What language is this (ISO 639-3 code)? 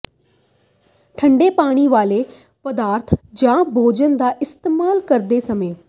pan